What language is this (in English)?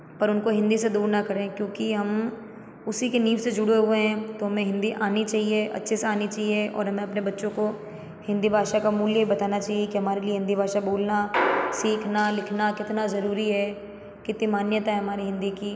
Hindi